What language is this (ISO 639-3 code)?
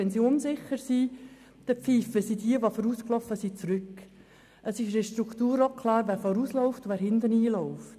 gsw